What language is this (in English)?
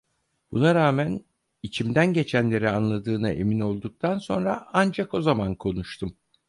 Turkish